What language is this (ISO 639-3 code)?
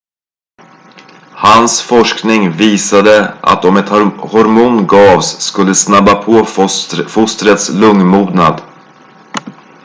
swe